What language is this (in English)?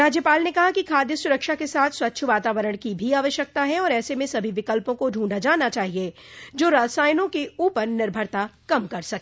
Hindi